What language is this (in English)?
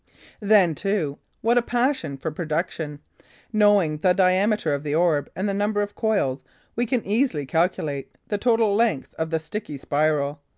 English